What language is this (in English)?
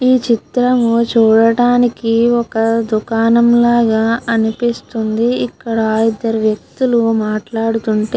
Telugu